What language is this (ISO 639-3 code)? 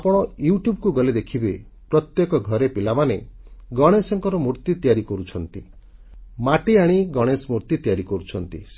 ori